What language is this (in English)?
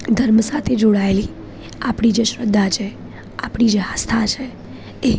Gujarati